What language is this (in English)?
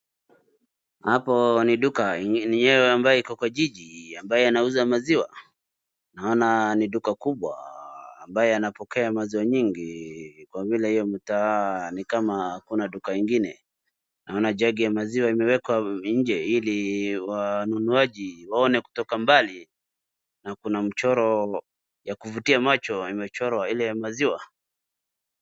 Swahili